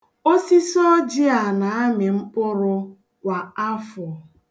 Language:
Igbo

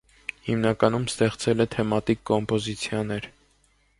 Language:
Armenian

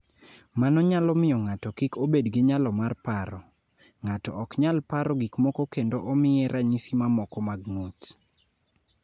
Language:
Luo (Kenya and Tanzania)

